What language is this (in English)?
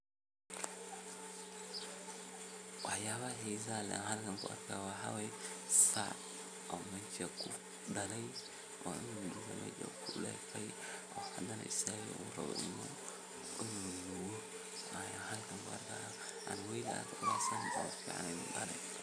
Somali